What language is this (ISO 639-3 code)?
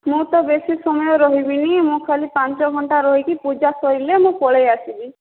ori